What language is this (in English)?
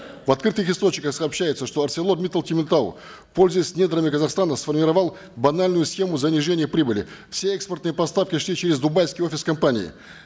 Kazakh